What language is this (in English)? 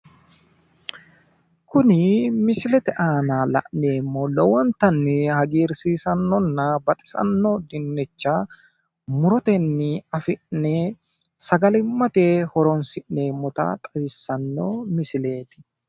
Sidamo